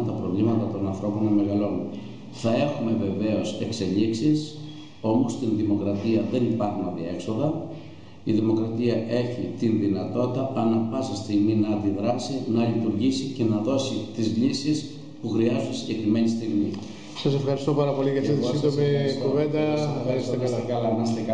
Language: Greek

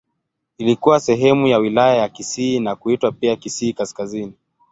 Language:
Swahili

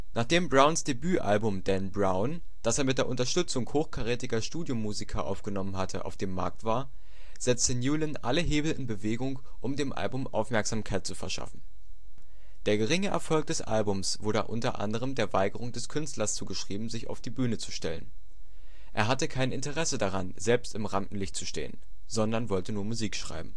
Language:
German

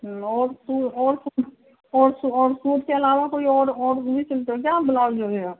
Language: Hindi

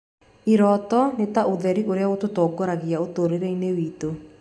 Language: Kikuyu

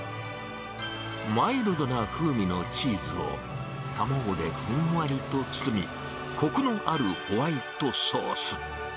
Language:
Japanese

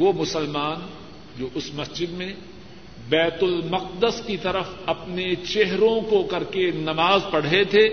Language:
Urdu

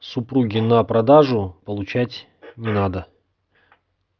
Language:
Russian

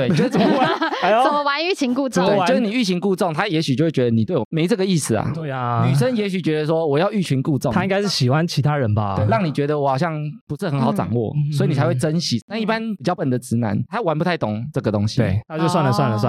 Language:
Chinese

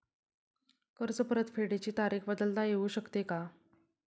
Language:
Marathi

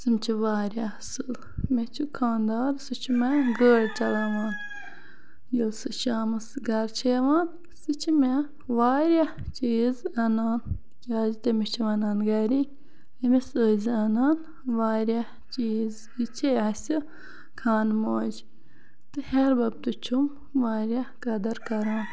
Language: Kashmiri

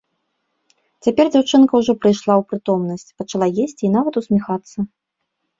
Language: Belarusian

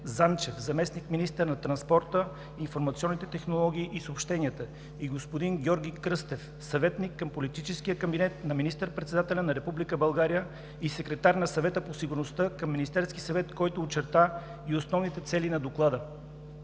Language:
Bulgarian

